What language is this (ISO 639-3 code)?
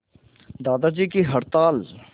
hin